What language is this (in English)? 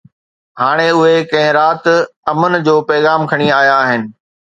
Sindhi